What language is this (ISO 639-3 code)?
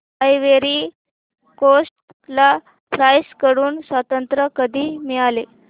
mar